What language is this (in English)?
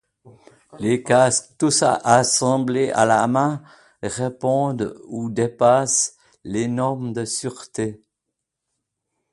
French